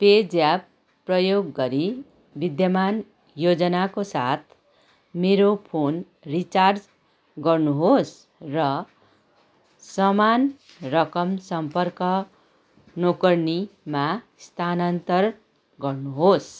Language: Nepali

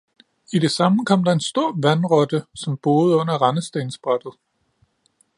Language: Danish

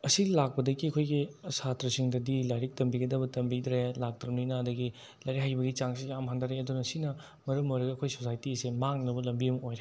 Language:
Manipuri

